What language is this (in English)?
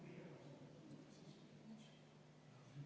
Estonian